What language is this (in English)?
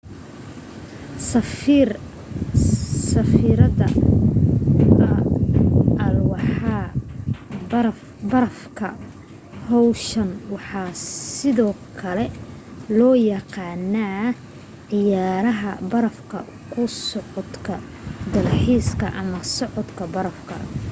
Somali